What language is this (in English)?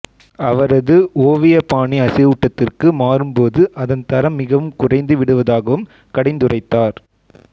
Tamil